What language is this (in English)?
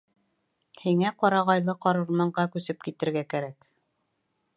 Bashkir